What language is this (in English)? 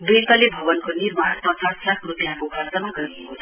Nepali